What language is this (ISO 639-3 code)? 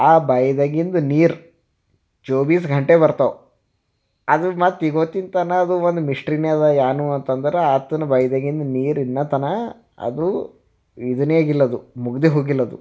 kan